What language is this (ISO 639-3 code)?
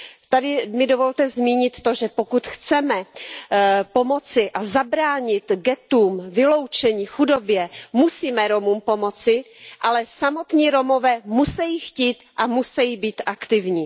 ces